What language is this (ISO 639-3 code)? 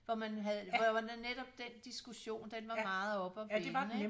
dan